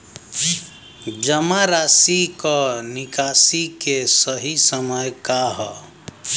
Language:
Bhojpuri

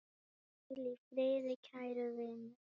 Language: Icelandic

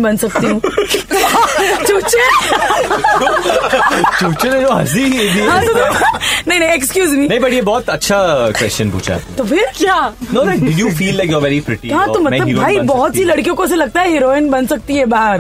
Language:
Hindi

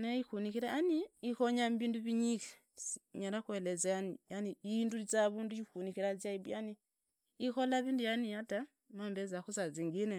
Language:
Idakho-Isukha-Tiriki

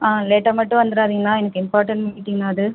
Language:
Tamil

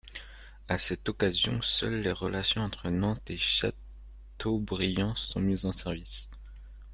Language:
French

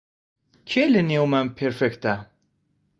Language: Central Kurdish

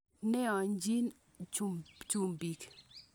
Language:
Kalenjin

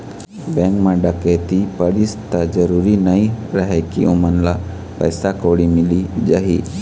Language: Chhattisgarhi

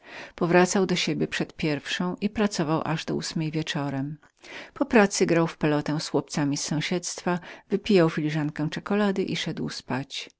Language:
Polish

